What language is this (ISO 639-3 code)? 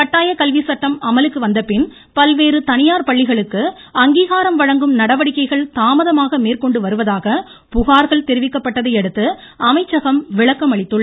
tam